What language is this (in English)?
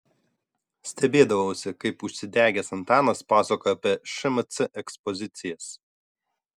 Lithuanian